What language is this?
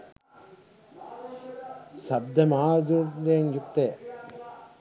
Sinhala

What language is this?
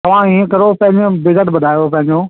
Sindhi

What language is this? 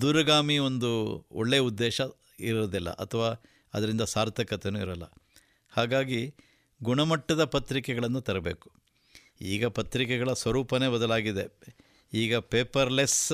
Kannada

